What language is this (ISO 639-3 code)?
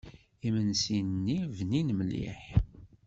kab